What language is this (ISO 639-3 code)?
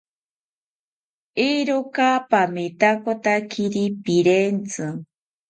cpy